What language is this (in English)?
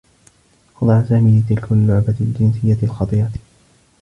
Arabic